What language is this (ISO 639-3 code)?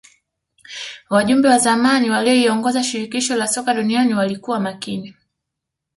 swa